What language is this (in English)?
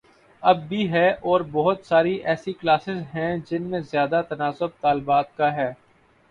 Urdu